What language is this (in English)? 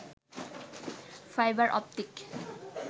Bangla